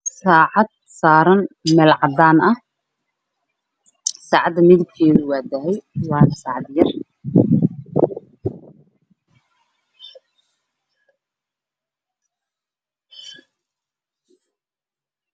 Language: Somali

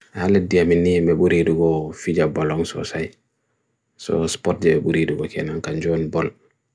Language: Bagirmi Fulfulde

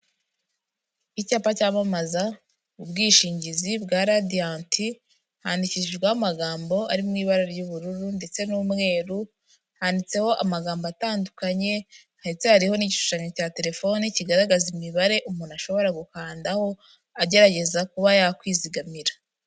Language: Kinyarwanda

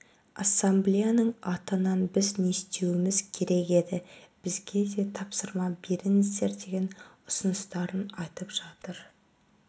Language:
Kazakh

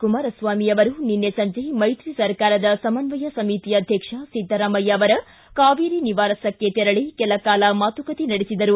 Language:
Kannada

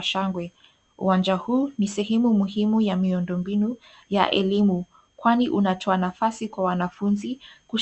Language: Swahili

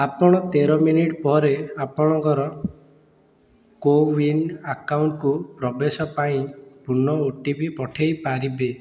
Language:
Odia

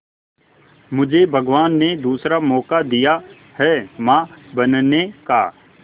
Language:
Hindi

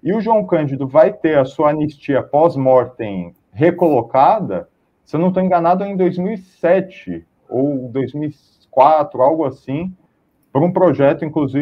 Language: Portuguese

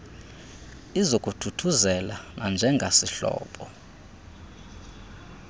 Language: Xhosa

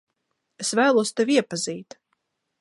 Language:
Latvian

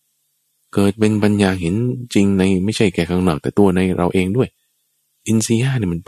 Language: Thai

